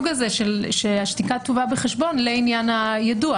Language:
Hebrew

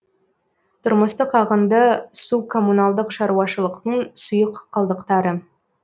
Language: Kazakh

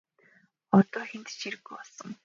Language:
Mongolian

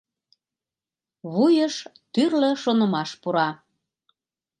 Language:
Mari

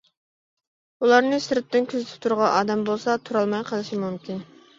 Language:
Uyghur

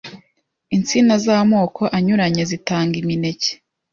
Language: Kinyarwanda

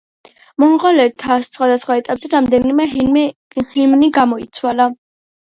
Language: Georgian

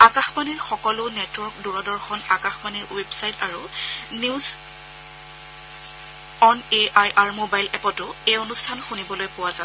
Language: Assamese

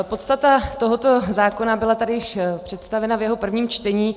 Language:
Czech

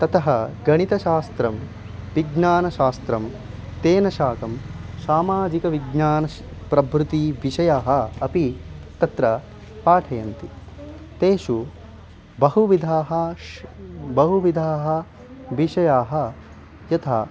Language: Sanskrit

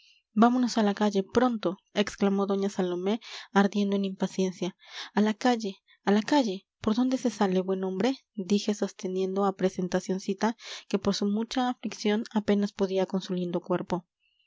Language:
Spanish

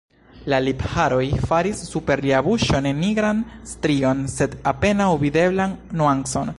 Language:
Esperanto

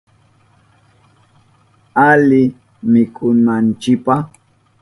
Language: Southern Pastaza Quechua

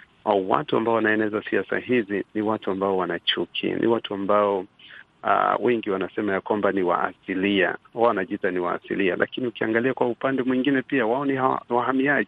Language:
Swahili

